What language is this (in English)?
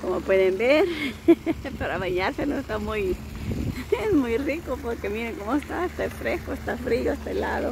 Spanish